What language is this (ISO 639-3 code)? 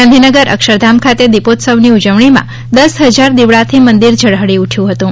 guj